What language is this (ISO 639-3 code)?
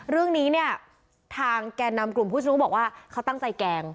tha